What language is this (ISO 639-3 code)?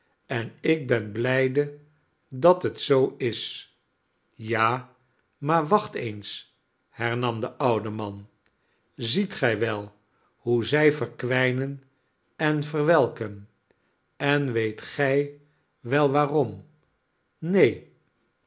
nld